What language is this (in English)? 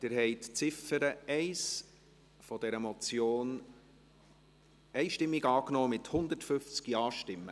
Swiss German